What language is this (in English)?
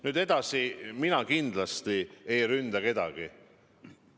Estonian